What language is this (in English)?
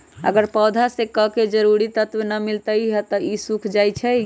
Magahi